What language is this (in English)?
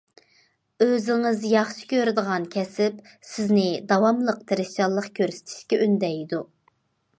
Uyghur